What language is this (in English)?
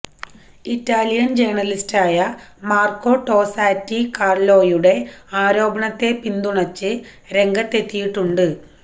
Malayalam